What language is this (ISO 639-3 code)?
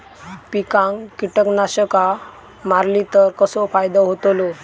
mar